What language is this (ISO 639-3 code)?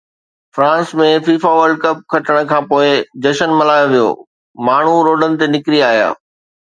snd